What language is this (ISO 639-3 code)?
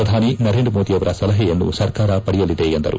kan